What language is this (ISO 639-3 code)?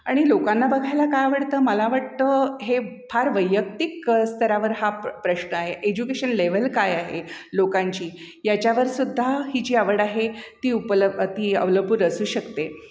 mar